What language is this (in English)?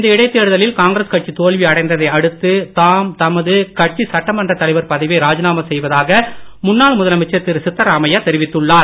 Tamil